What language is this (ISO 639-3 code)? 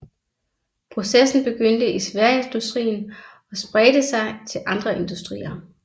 dan